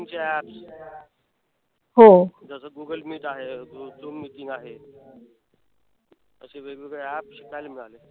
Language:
Marathi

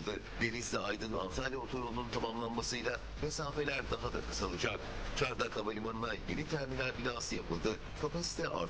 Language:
Turkish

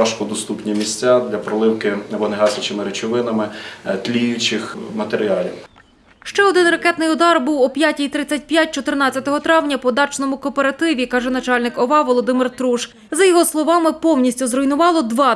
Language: Ukrainian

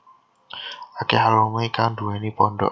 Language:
Javanese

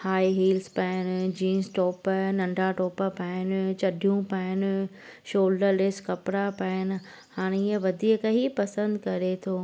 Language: Sindhi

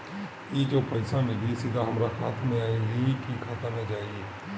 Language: Bhojpuri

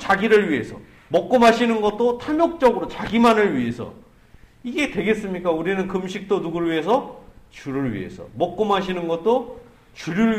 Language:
Korean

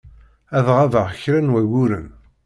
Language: Kabyle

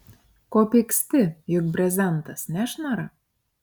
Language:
Lithuanian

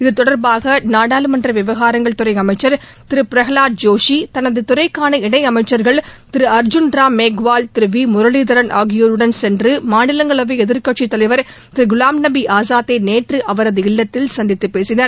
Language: Tamil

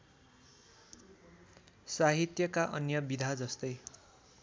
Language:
Nepali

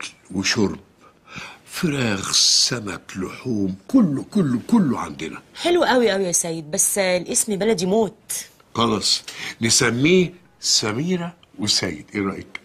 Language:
Arabic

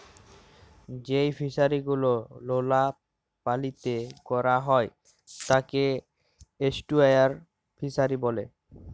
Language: Bangla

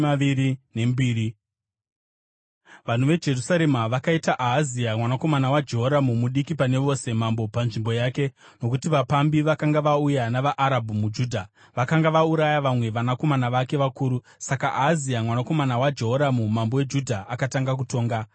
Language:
Shona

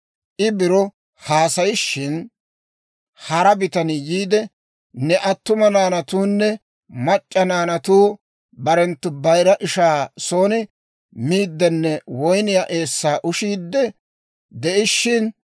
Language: Dawro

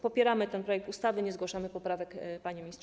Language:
Polish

